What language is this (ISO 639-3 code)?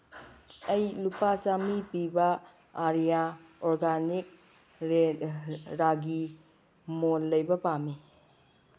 mni